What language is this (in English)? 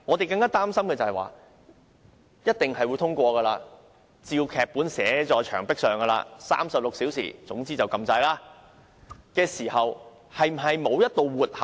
Cantonese